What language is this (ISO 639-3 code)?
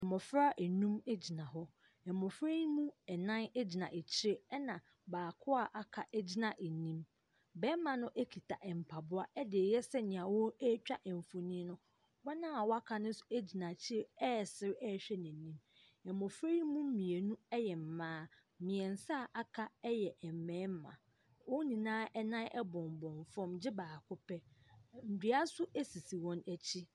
aka